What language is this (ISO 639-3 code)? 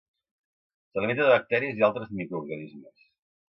cat